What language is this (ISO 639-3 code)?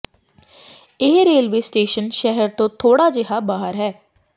pan